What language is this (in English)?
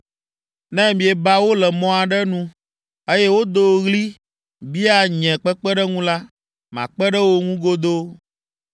Ewe